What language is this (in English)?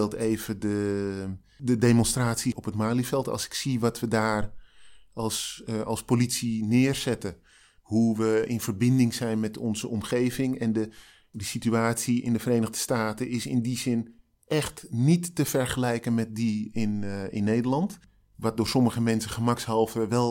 Dutch